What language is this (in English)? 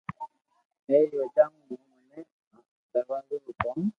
Loarki